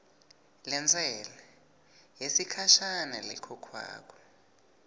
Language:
Swati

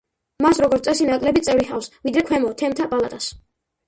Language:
Georgian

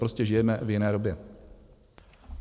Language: Czech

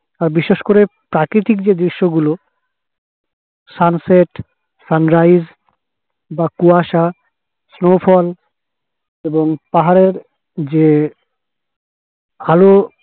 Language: Bangla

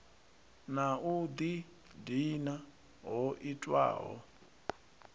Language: Venda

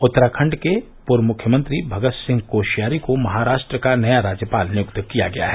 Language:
Hindi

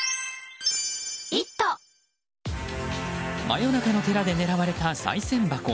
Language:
Japanese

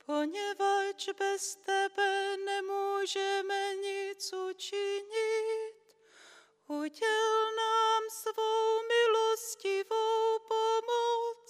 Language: Czech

